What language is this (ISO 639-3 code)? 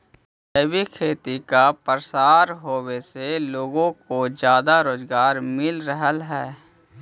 mag